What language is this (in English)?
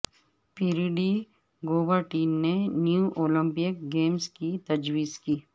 Urdu